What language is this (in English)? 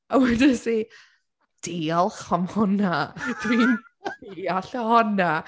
Welsh